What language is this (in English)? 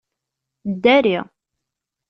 Kabyle